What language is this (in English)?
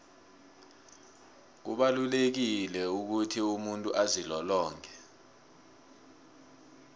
South Ndebele